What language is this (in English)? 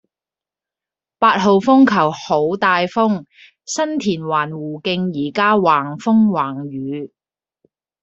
Cantonese